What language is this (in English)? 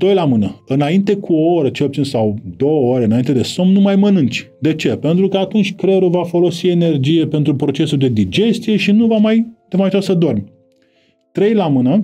Romanian